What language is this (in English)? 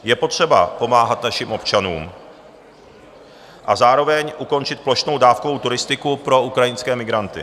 Czech